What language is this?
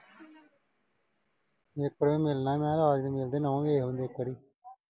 Punjabi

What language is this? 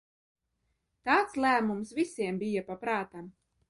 Latvian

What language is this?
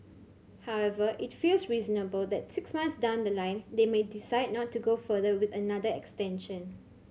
English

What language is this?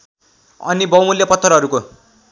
Nepali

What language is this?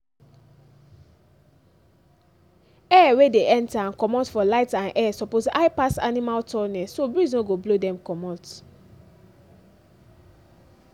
Nigerian Pidgin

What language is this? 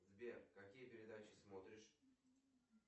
Russian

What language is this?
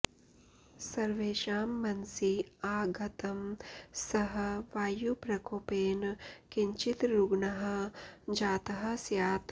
Sanskrit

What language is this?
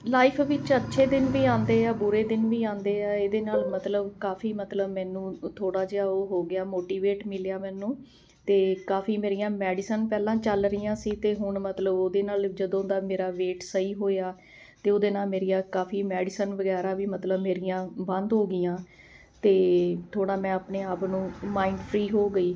Punjabi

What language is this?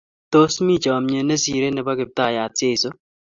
Kalenjin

